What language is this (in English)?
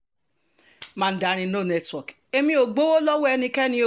Yoruba